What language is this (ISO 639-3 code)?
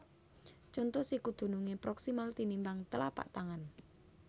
jav